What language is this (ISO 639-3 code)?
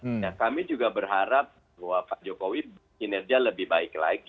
ind